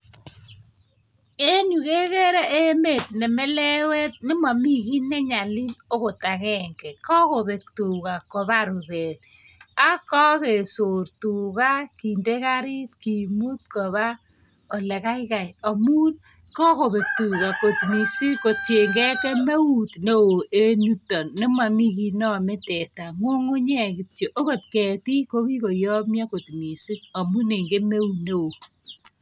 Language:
Kalenjin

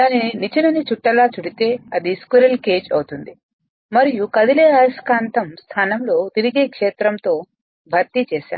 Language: Telugu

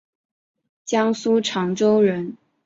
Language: Chinese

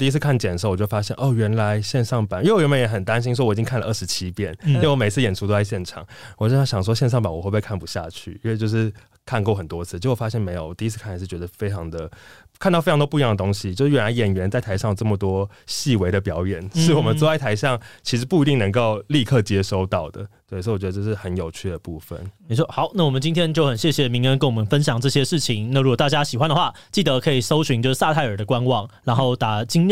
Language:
Chinese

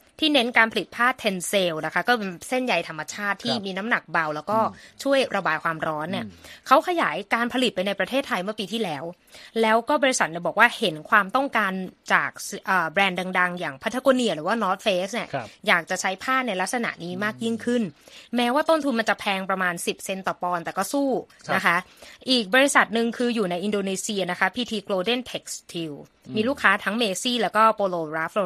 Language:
Thai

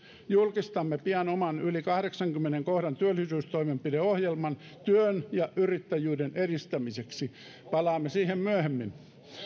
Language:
Finnish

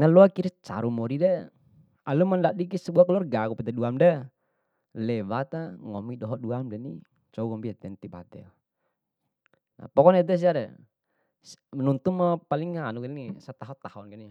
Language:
Bima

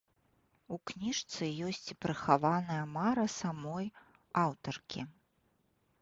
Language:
Belarusian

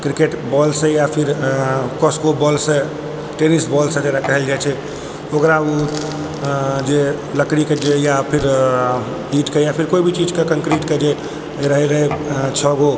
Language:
Maithili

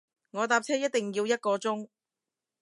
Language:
Cantonese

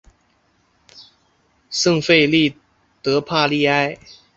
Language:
Chinese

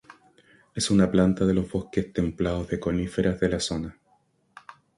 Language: Spanish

